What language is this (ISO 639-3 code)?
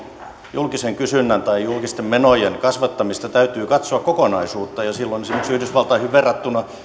fin